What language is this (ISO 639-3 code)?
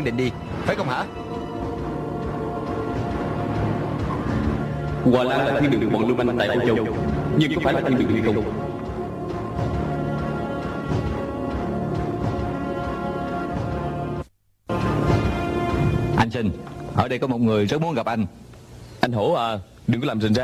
vie